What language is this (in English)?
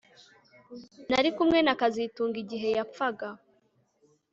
Kinyarwanda